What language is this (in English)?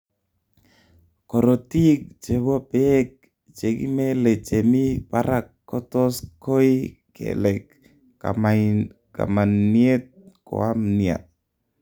Kalenjin